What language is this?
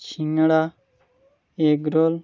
Bangla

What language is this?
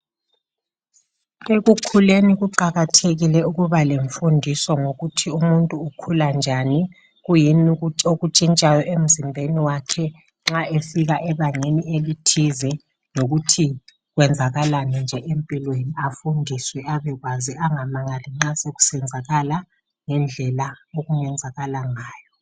North Ndebele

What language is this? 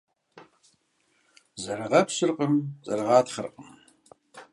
Kabardian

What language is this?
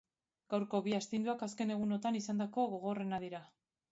Basque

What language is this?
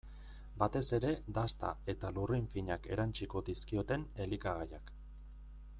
Basque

